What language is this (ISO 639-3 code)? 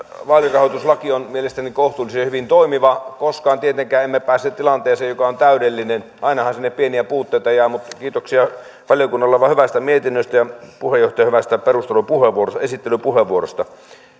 fin